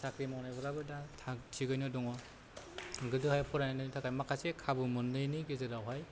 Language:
Bodo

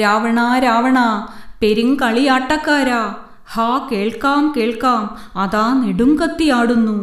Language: Malayalam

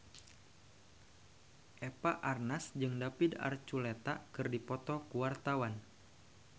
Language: Sundanese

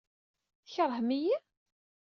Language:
Kabyle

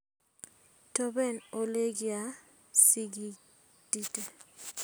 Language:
Kalenjin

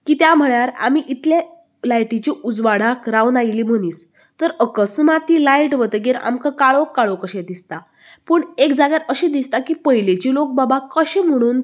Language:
Konkani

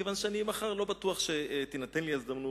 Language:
Hebrew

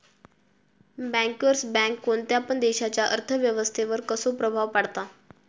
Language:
Marathi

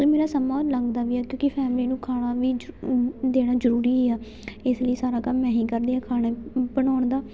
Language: Punjabi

